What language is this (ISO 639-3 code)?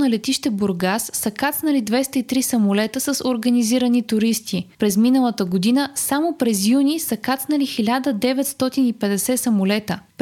bul